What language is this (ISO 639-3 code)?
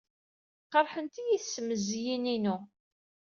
kab